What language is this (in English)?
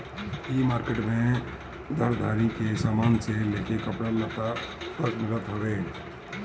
Bhojpuri